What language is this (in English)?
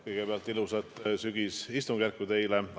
Estonian